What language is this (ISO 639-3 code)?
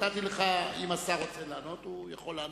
heb